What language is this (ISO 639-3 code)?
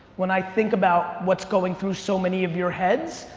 eng